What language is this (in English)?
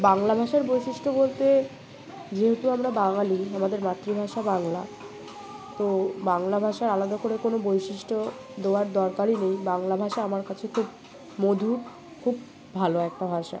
Bangla